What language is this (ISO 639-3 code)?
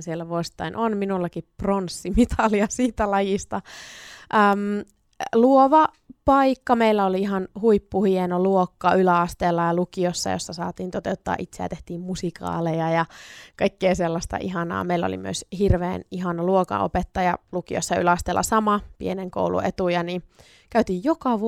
fin